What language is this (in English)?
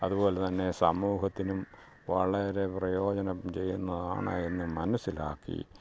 Malayalam